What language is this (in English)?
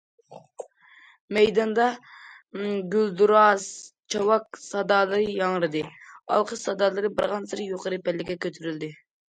Uyghur